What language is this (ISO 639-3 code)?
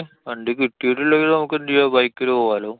mal